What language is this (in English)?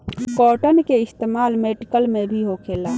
Bhojpuri